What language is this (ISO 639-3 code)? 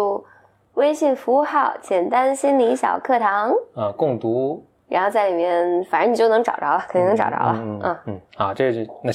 zho